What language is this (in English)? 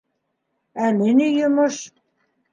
Bashkir